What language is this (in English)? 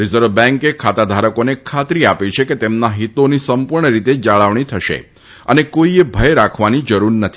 Gujarati